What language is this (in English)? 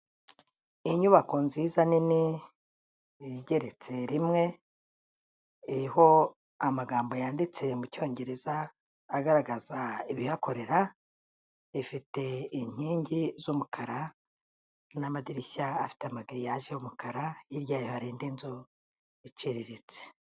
Kinyarwanda